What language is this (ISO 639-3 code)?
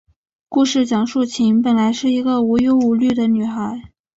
zho